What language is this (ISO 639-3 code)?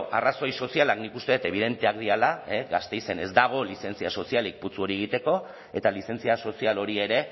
eus